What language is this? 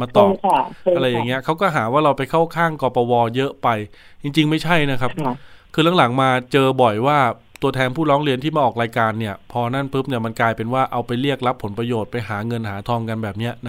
Thai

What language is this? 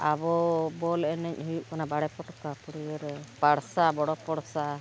Santali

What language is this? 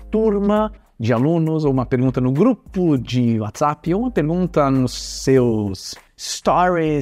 Portuguese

